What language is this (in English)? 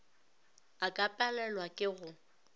Northern Sotho